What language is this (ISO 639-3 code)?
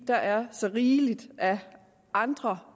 dan